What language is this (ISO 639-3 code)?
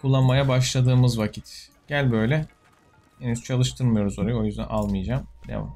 tur